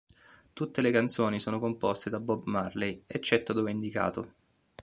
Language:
Italian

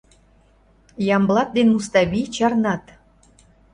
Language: Mari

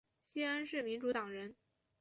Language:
Chinese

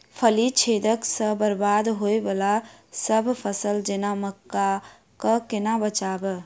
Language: Maithili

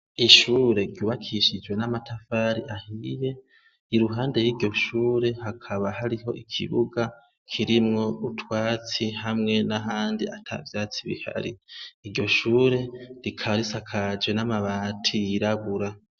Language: Rundi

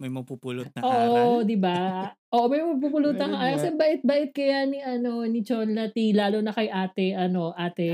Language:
Filipino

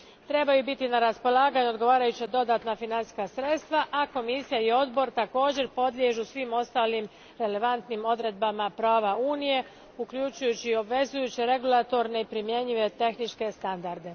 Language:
Croatian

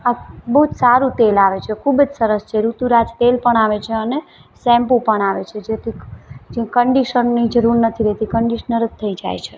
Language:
Gujarati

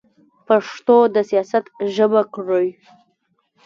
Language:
Pashto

